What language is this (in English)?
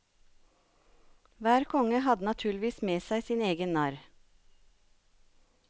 Norwegian